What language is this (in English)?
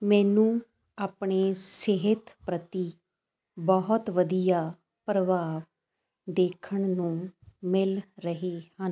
Punjabi